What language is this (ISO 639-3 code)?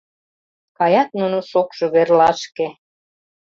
chm